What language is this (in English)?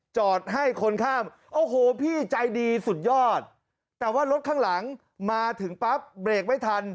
Thai